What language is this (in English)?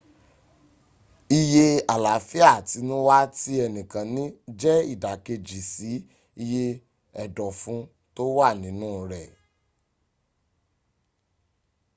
Yoruba